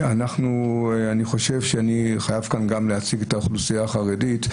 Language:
Hebrew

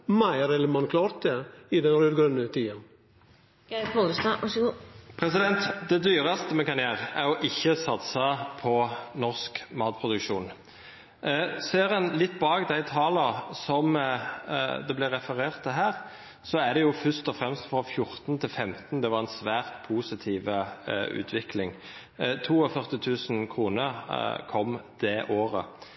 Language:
Norwegian Nynorsk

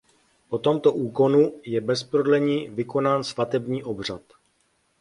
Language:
Czech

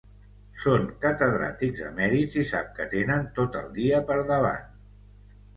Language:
Catalan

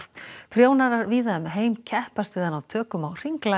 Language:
Icelandic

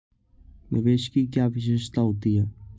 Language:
Hindi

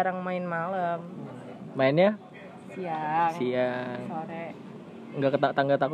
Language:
Indonesian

